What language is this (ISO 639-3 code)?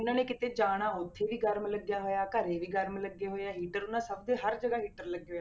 pan